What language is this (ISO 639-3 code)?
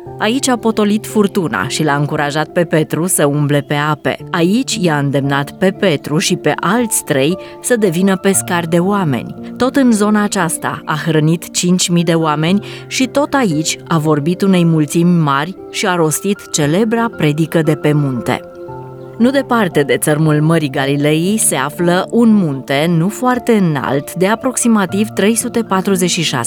ron